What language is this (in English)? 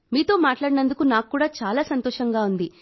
Telugu